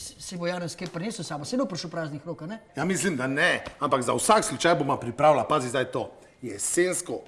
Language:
Slovenian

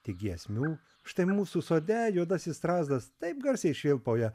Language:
Lithuanian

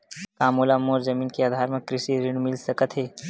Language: Chhattisgarhi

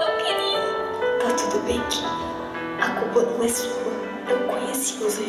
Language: Portuguese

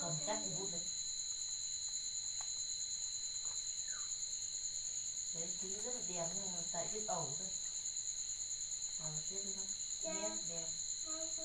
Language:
Vietnamese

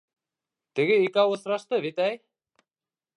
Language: Bashkir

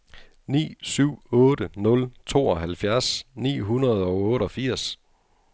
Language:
Danish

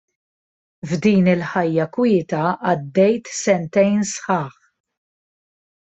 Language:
Maltese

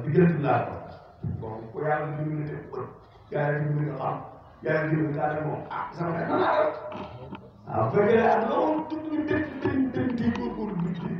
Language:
Arabic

